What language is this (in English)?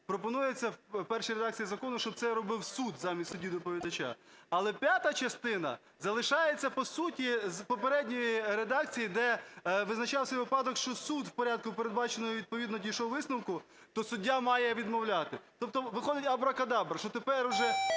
Ukrainian